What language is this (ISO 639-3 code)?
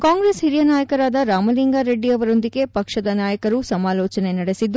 kan